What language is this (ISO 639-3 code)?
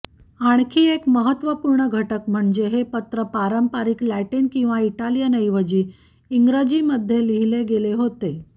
mar